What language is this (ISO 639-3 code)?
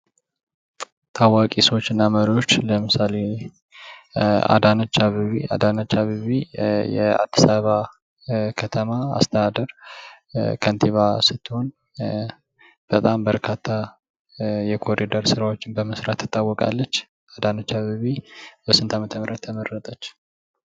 amh